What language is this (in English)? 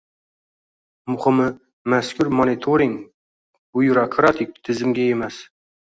Uzbek